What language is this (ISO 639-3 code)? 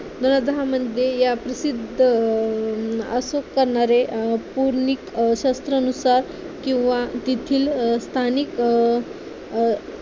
mar